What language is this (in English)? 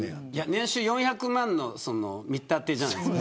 Japanese